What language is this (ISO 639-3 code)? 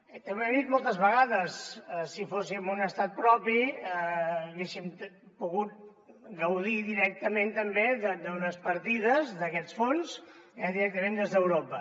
cat